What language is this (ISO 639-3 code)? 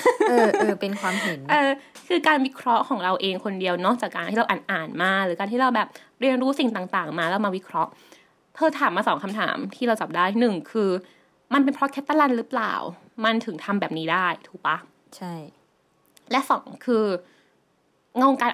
tha